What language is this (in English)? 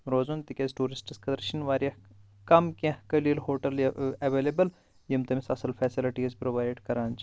Kashmiri